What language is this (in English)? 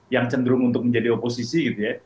Indonesian